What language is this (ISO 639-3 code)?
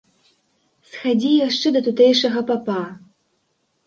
bel